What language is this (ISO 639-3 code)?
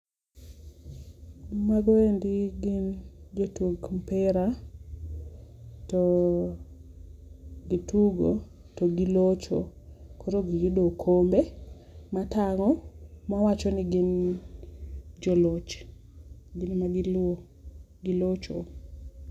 luo